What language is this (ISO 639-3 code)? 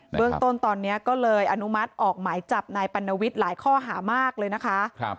tha